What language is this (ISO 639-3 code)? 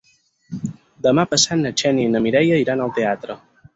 cat